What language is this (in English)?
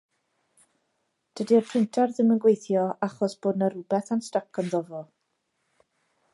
Welsh